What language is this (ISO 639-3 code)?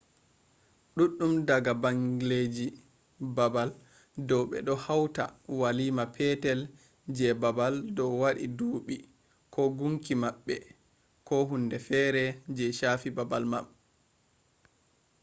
ful